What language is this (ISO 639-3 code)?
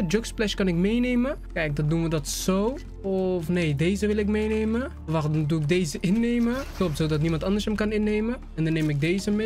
nld